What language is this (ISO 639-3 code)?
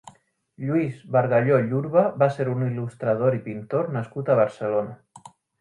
cat